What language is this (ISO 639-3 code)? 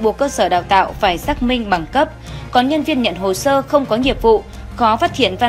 vie